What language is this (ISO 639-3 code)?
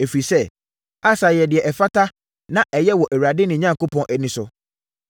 aka